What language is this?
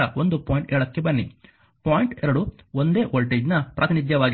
Kannada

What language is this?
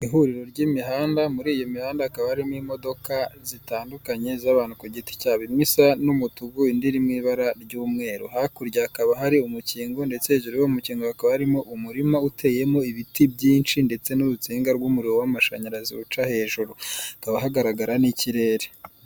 Kinyarwanda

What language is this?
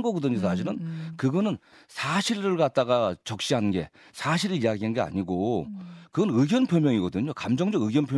Korean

